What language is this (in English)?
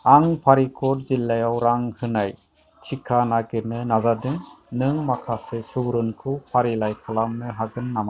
Bodo